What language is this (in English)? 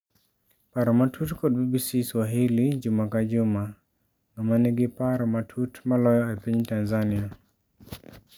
Luo (Kenya and Tanzania)